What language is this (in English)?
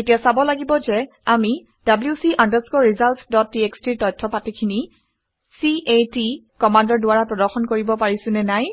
Assamese